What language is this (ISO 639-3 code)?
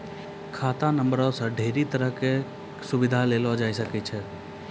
mai